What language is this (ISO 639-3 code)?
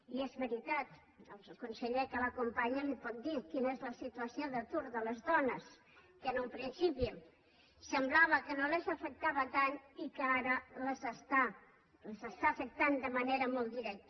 cat